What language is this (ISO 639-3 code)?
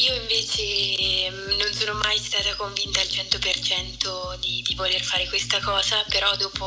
ita